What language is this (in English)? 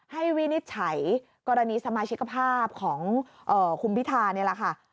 Thai